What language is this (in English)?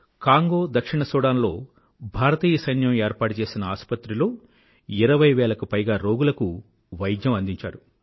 Telugu